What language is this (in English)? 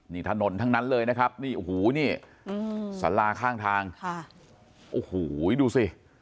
Thai